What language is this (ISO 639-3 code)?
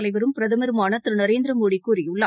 tam